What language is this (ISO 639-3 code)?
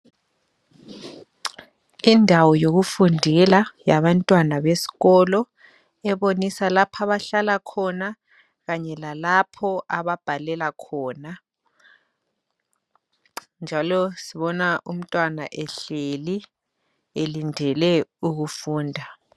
nde